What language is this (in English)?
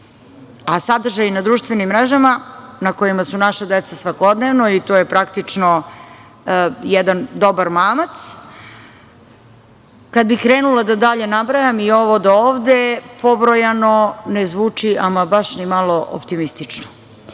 Serbian